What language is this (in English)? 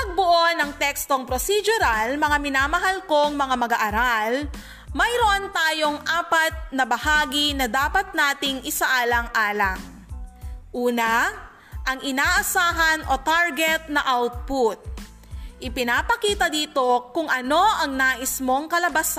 Filipino